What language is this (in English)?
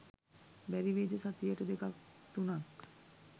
Sinhala